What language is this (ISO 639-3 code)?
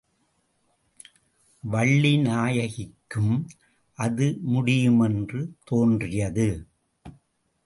tam